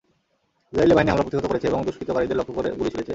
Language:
Bangla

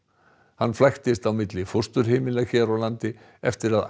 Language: Icelandic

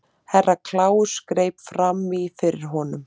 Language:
Icelandic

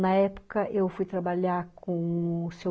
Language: Portuguese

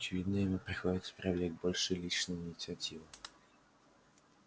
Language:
Russian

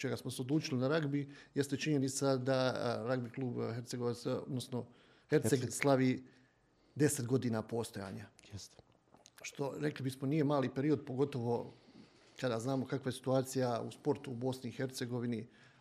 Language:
Croatian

